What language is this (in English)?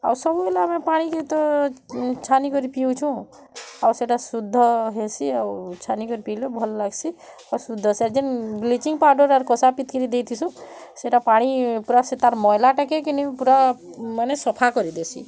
Odia